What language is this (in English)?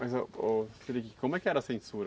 Portuguese